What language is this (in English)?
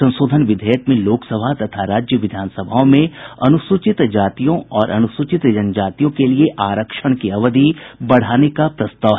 Hindi